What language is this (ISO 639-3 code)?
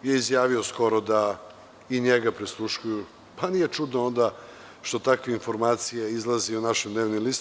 srp